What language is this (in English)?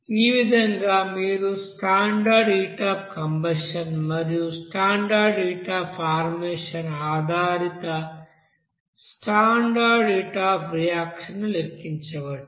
Telugu